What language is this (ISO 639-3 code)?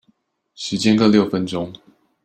zho